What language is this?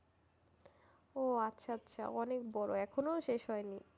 Bangla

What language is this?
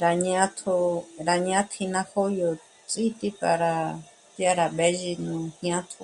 Michoacán Mazahua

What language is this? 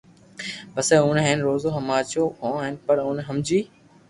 Loarki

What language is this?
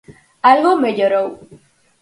Galician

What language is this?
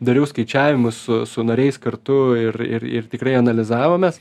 Lithuanian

